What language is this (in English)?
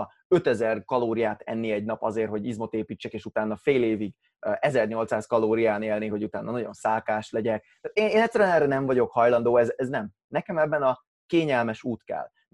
Hungarian